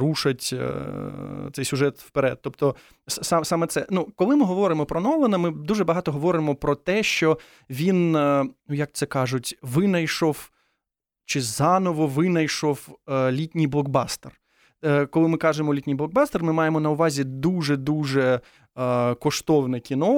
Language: Ukrainian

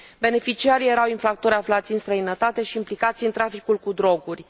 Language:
Romanian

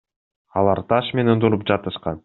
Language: Kyrgyz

